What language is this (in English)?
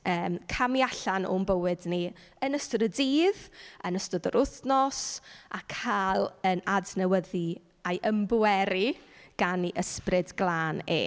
Welsh